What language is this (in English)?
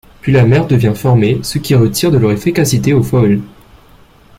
French